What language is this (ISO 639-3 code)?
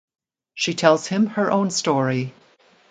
eng